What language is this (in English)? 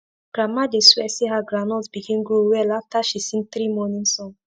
Nigerian Pidgin